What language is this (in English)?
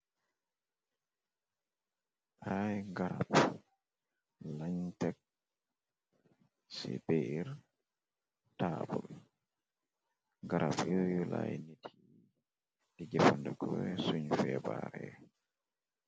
Wolof